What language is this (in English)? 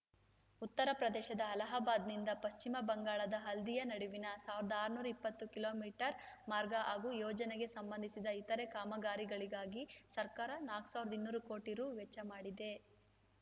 Kannada